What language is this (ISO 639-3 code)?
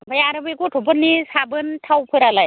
brx